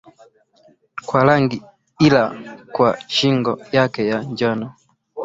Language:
Swahili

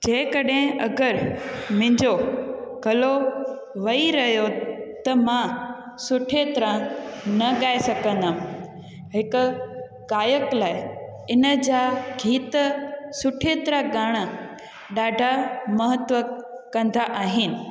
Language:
Sindhi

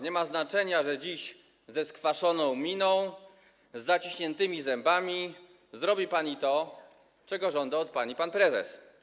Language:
Polish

